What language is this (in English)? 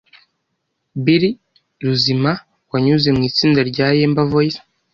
Kinyarwanda